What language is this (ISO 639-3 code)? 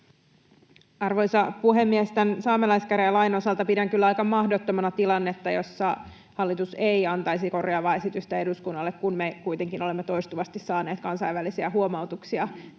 fin